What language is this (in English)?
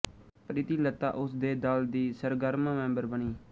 Punjabi